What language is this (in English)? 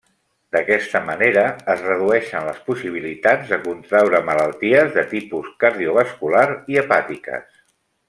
Catalan